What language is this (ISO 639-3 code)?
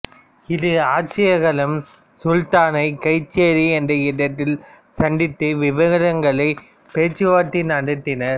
tam